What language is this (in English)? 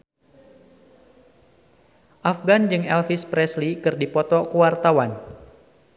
Sundanese